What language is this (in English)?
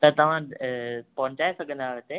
Sindhi